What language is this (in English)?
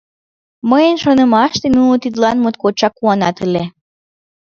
Mari